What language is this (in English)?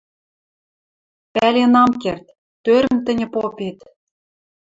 Western Mari